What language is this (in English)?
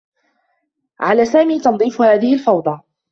Arabic